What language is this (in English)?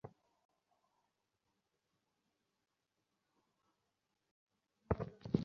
Bangla